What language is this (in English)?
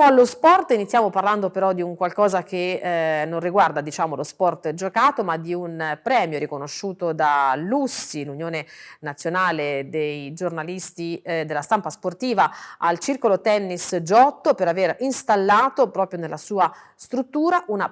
Italian